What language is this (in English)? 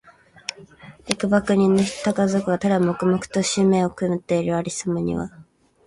Japanese